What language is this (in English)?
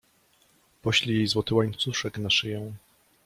Polish